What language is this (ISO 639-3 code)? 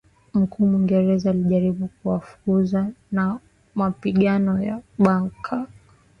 swa